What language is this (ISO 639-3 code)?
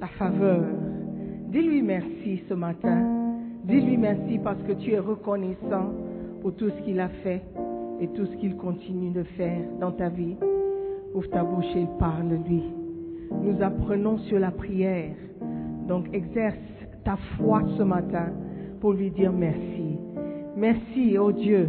fra